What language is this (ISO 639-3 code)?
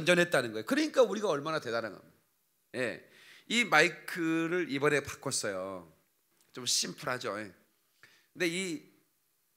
kor